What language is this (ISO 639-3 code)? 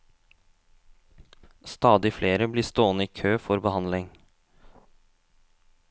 nor